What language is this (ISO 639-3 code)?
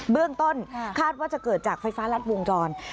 tha